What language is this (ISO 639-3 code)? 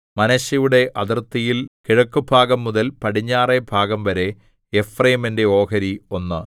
mal